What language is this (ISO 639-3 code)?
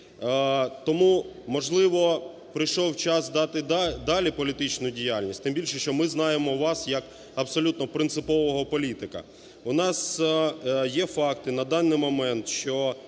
ukr